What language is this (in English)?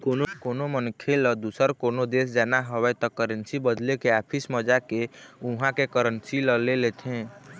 Chhattisgarhi